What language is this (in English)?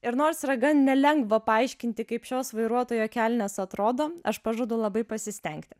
Lithuanian